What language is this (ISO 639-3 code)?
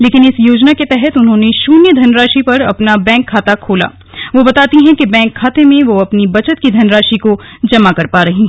hin